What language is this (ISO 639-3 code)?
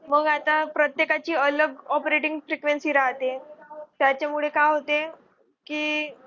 mar